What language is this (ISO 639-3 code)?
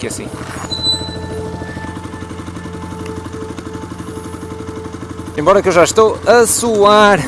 por